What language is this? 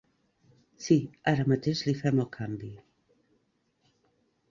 Catalan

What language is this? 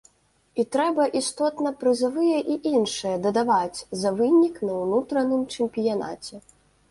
Belarusian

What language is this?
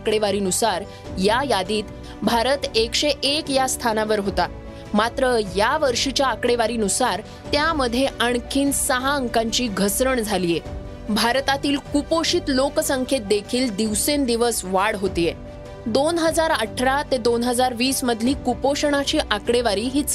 Marathi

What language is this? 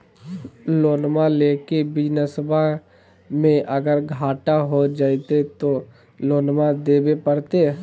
Magahi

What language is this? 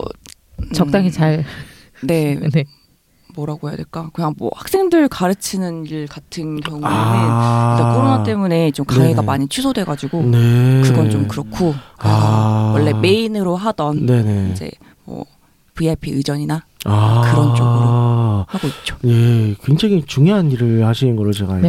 Korean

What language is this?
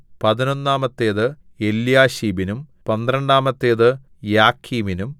Malayalam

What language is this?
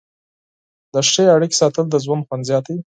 Pashto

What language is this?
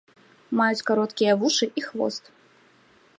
Belarusian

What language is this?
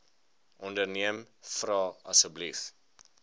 Afrikaans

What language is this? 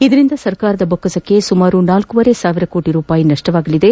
Kannada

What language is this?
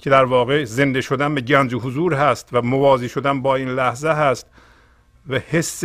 Persian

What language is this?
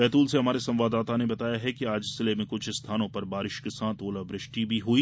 Hindi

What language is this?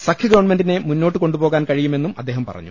Malayalam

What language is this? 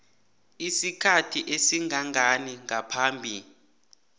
South Ndebele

